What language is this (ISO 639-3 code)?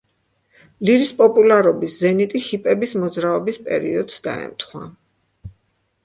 kat